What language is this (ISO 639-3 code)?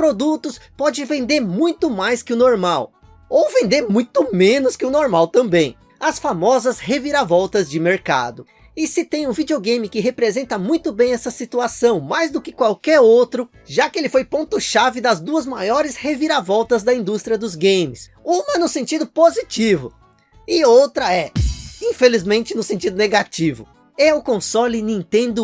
por